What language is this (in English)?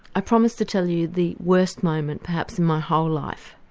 English